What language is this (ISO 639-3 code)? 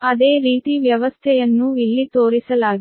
kan